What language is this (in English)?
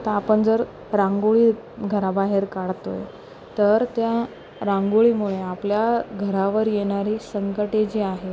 Marathi